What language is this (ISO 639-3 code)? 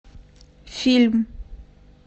rus